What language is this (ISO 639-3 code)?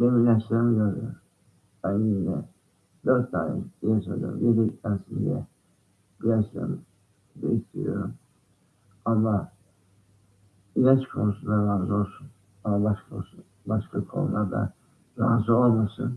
tur